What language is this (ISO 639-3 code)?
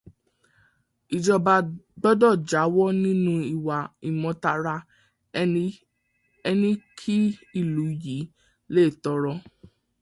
yor